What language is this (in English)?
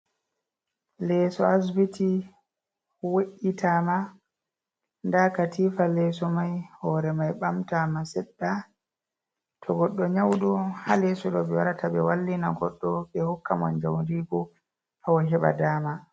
Fula